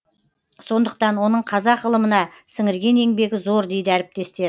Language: Kazakh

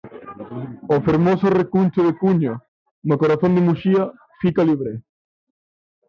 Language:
Galician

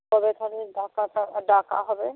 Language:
Bangla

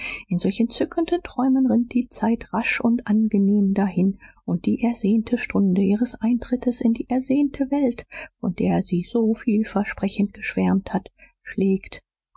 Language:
German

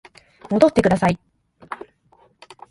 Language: Japanese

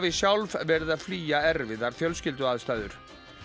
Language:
Icelandic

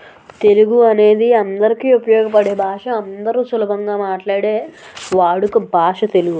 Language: Telugu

